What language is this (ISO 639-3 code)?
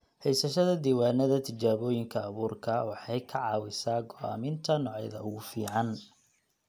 som